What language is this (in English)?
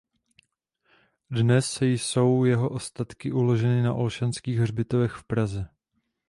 Czech